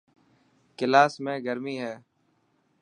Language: Dhatki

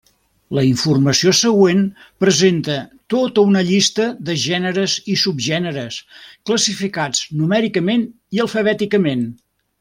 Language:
Catalan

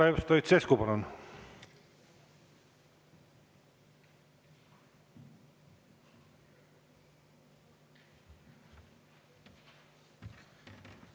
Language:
Estonian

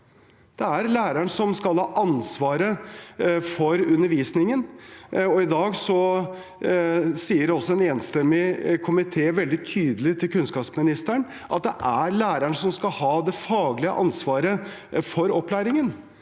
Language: Norwegian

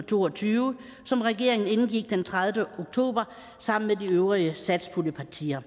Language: Danish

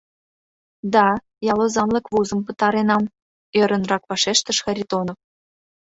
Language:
Mari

